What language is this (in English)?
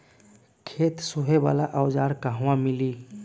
Bhojpuri